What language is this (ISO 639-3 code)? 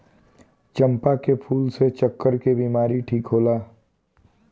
bho